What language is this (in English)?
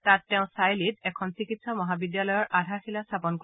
Assamese